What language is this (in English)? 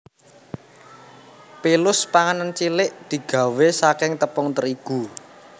Javanese